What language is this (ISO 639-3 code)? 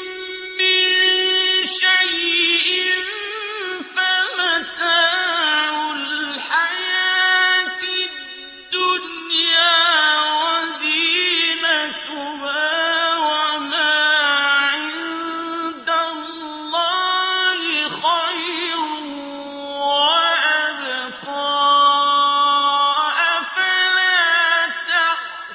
ara